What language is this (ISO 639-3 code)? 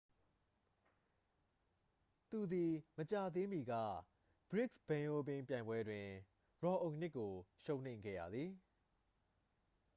mya